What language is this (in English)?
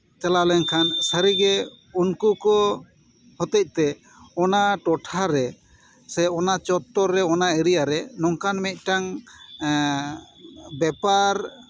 Santali